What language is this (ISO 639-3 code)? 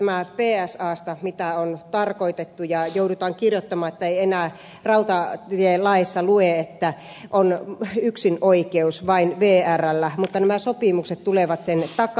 fin